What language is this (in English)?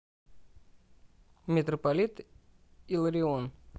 Russian